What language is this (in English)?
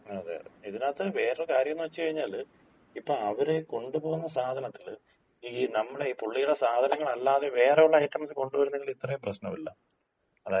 Malayalam